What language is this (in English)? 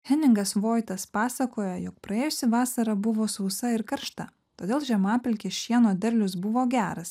Lithuanian